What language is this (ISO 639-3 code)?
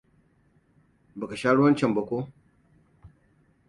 hau